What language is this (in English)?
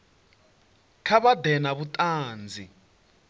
Venda